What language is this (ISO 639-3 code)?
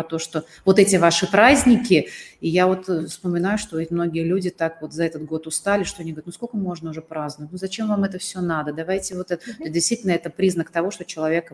rus